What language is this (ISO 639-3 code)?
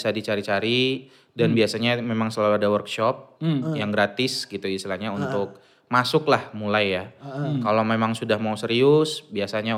ind